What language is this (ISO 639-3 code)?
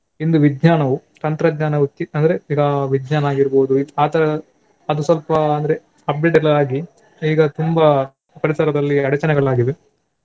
kan